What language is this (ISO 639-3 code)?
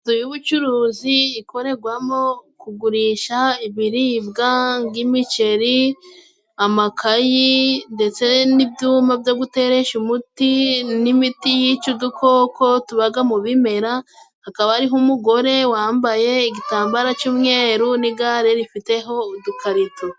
kin